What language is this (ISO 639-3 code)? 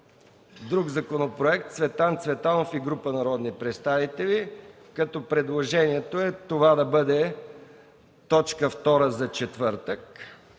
bul